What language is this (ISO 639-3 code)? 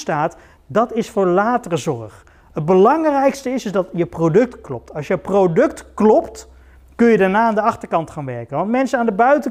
nld